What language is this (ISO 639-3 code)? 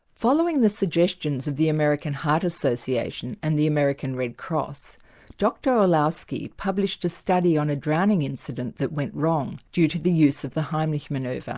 eng